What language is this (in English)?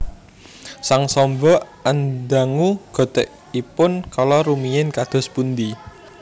Javanese